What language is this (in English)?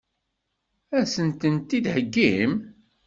Kabyle